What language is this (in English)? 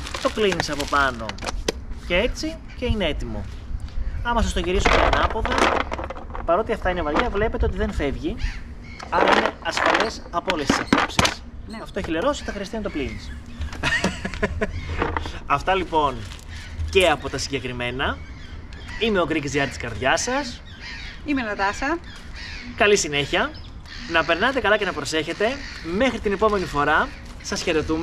Greek